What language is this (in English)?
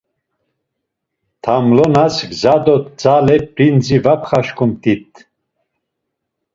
Laz